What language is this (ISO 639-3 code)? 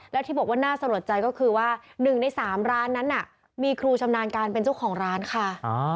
tha